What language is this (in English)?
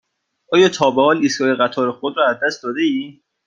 Persian